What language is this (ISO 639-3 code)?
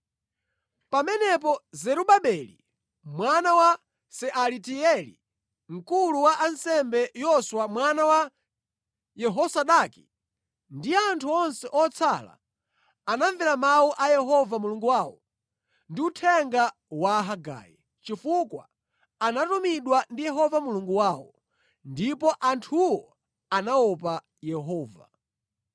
nya